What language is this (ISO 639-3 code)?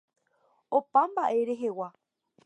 grn